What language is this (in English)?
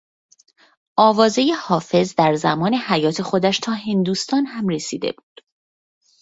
Persian